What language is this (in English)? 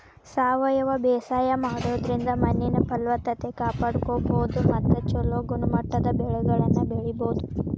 Kannada